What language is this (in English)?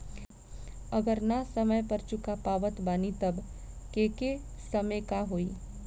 Bhojpuri